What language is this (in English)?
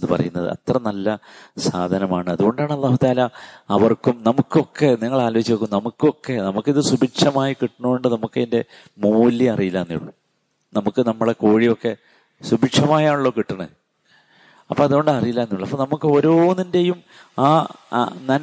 Malayalam